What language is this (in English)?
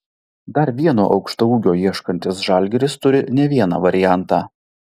Lithuanian